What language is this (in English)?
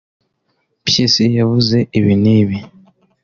Kinyarwanda